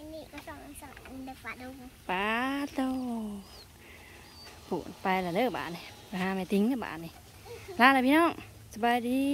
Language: Thai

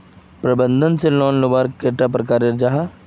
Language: Magahi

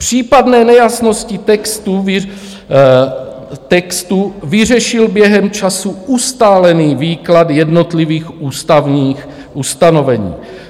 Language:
Czech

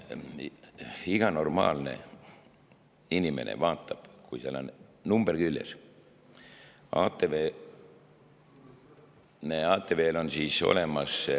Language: Estonian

